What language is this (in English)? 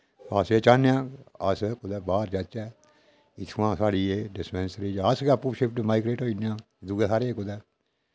Dogri